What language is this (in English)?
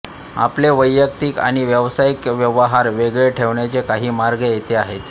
Marathi